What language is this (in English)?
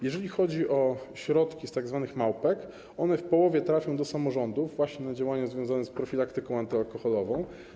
Polish